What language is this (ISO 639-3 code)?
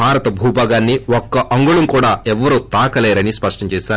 tel